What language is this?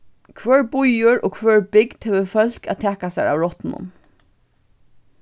Faroese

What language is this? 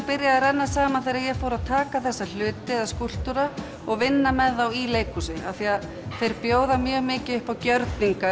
Icelandic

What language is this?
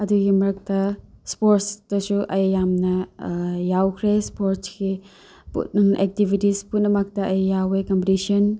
Manipuri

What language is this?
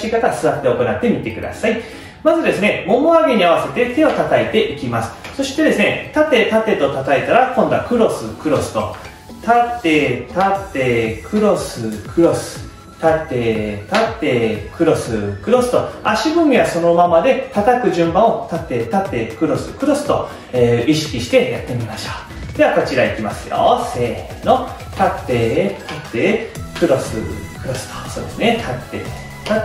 Japanese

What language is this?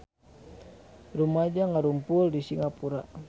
Sundanese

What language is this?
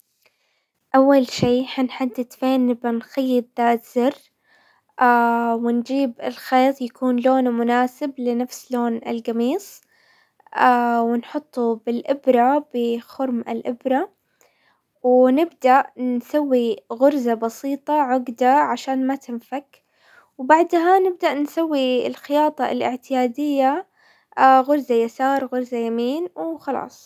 Hijazi Arabic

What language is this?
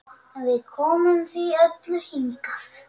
Icelandic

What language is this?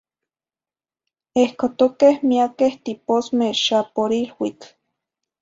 Zacatlán-Ahuacatlán-Tepetzintla Nahuatl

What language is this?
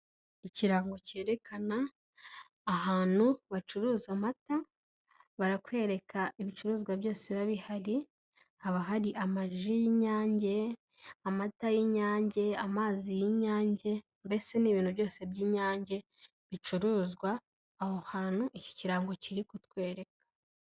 Kinyarwanda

